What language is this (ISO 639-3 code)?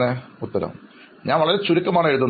mal